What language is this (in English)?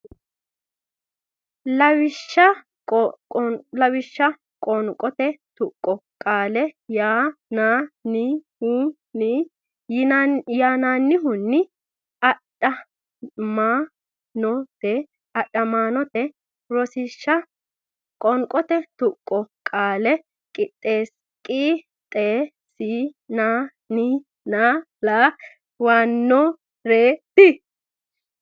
Sidamo